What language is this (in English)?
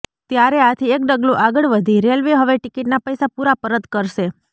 Gujarati